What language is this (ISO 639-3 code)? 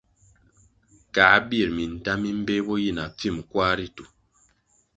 nmg